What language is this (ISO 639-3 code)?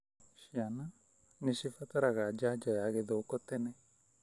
kik